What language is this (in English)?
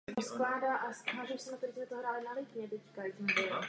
Czech